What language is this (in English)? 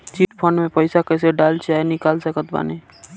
Bhojpuri